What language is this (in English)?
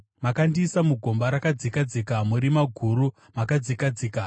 Shona